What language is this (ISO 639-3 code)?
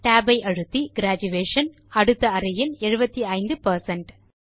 tam